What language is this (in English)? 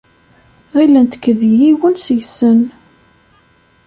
Kabyle